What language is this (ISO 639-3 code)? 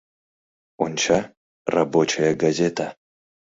chm